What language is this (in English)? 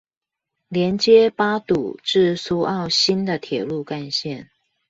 Chinese